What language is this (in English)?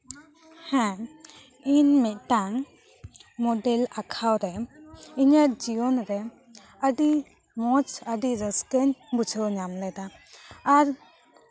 Santali